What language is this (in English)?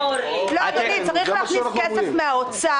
Hebrew